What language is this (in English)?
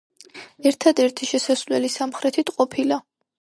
Georgian